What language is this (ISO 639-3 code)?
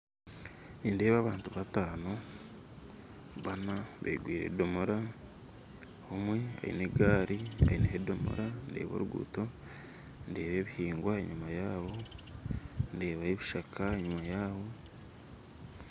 nyn